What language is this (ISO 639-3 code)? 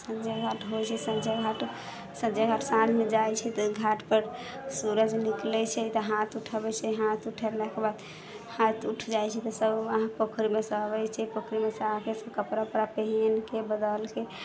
mai